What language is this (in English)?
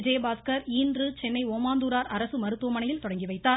Tamil